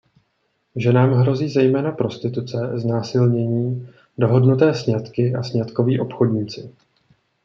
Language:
Czech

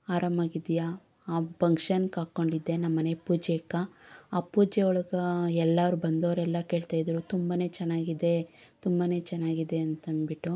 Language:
Kannada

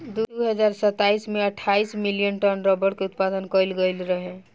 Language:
Bhojpuri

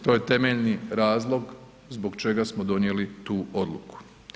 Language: Croatian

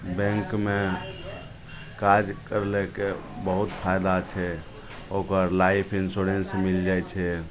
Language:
Maithili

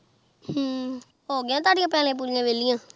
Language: Punjabi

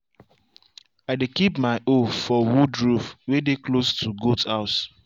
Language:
Nigerian Pidgin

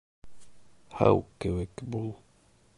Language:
Bashkir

